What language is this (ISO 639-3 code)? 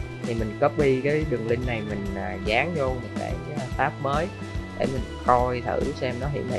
vie